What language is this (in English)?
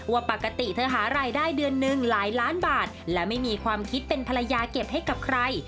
Thai